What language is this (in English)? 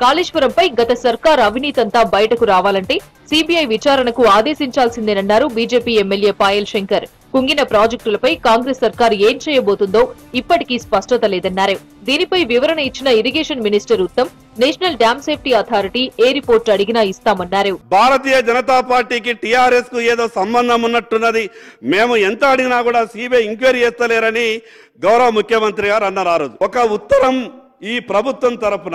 Telugu